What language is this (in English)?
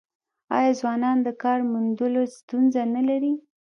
Pashto